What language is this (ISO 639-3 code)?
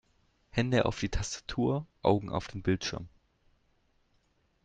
deu